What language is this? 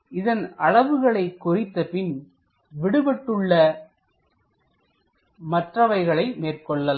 Tamil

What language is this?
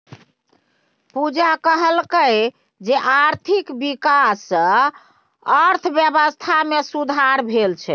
Maithili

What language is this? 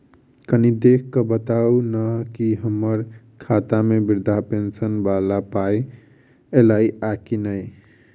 Maithili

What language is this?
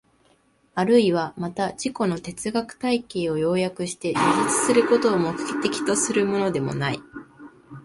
Japanese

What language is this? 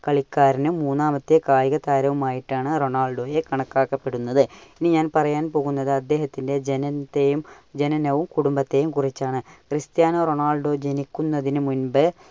Malayalam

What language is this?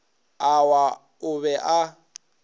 Northern Sotho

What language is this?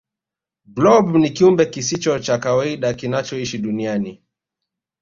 Swahili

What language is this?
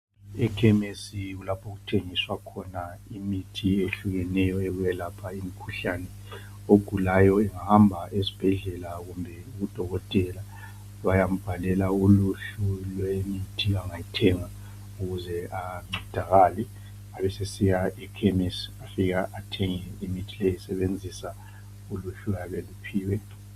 North Ndebele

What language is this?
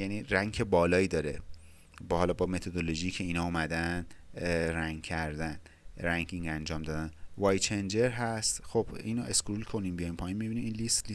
Persian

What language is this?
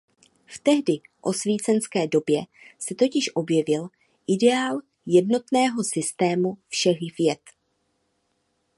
Czech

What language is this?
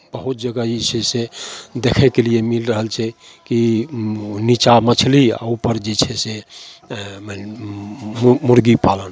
Maithili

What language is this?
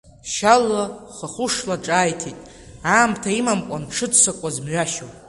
Abkhazian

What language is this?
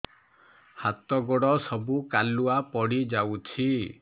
Odia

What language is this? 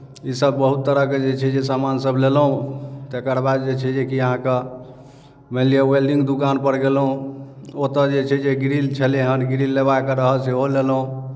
Maithili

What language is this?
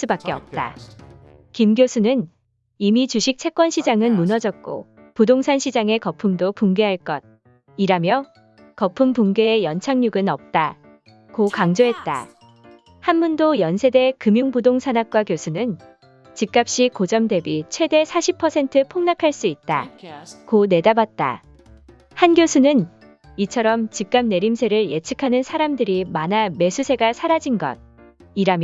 Korean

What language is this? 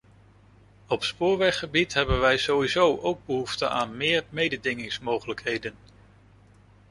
Dutch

